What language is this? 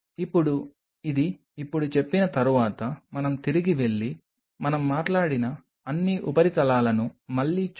Telugu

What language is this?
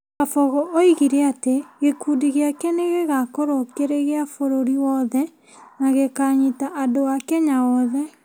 Kikuyu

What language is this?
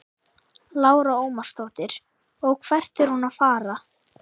Icelandic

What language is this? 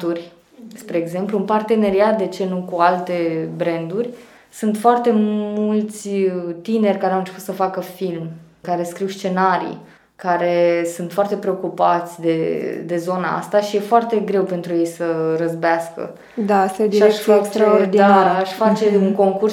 Romanian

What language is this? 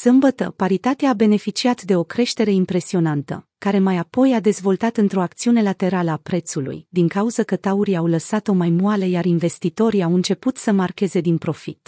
Romanian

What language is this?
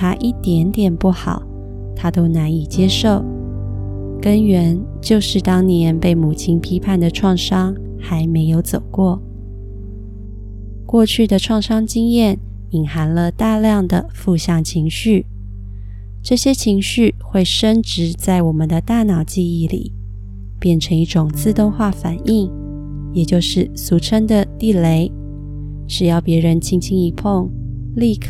Chinese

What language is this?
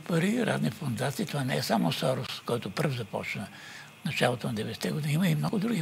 Bulgarian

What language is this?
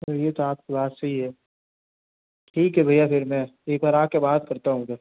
Hindi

